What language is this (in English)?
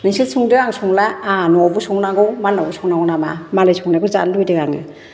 Bodo